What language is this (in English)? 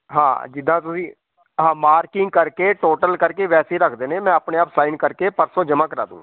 Punjabi